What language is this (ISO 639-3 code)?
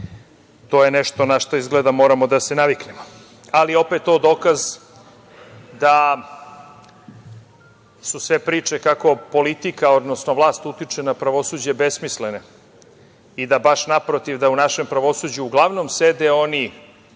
srp